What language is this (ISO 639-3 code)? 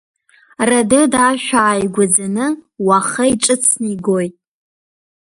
abk